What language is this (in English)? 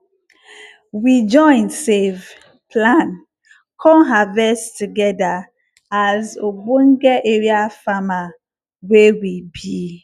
Nigerian Pidgin